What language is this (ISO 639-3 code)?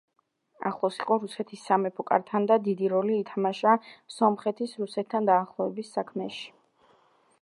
kat